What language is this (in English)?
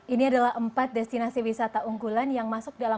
Indonesian